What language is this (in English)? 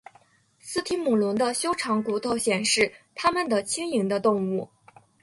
Chinese